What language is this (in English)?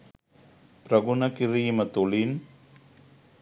Sinhala